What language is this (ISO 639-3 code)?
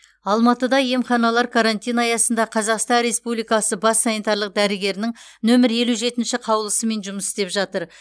kaz